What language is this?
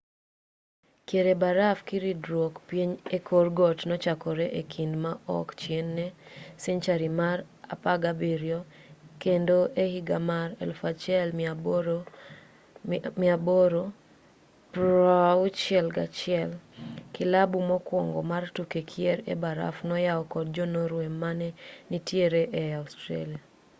Luo (Kenya and Tanzania)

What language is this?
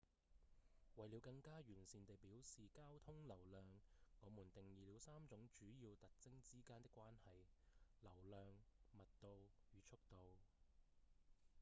Cantonese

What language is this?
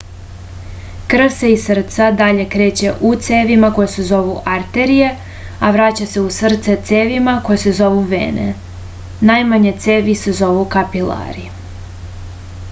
Serbian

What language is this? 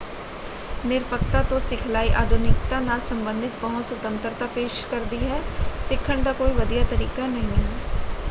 Punjabi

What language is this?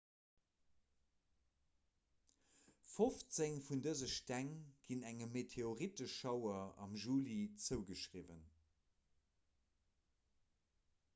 Luxembourgish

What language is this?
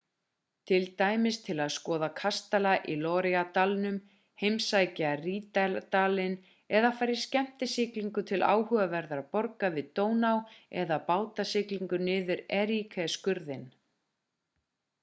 Icelandic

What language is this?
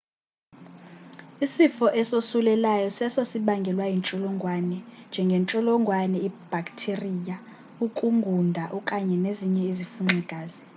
Xhosa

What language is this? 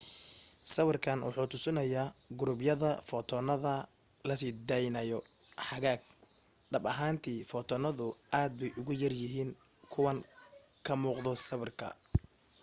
Somali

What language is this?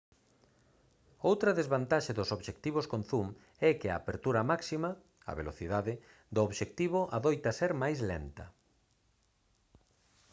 Galician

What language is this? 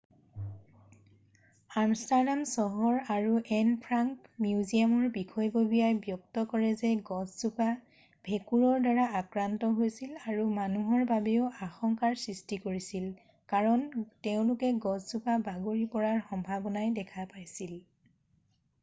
Assamese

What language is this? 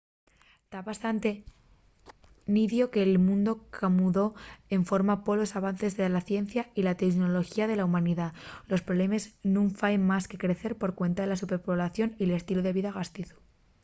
Asturian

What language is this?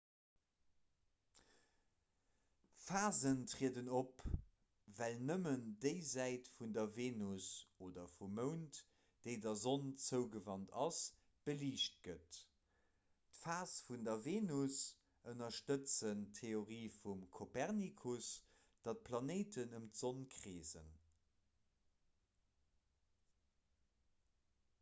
Luxembourgish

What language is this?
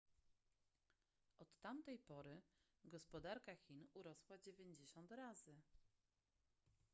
Polish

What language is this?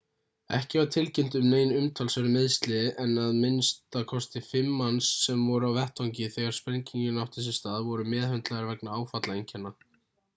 Icelandic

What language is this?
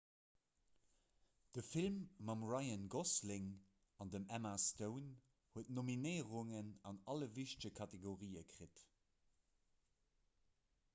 Luxembourgish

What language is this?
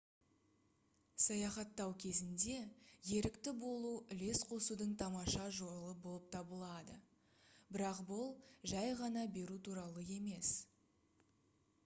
Kazakh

